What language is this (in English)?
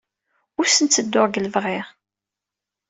Kabyle